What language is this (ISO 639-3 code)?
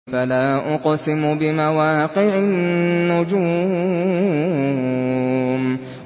ara